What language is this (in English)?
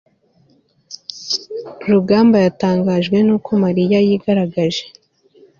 Kinyarwanda